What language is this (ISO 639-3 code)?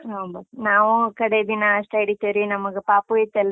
kan